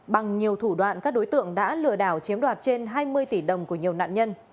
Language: Vietnamese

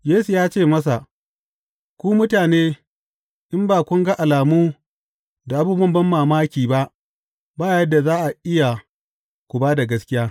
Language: Hausa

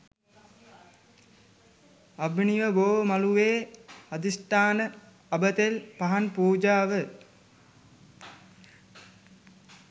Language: Sinhala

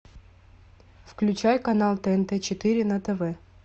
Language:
Russian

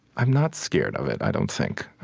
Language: English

